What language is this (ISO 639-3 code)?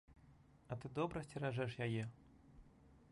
bel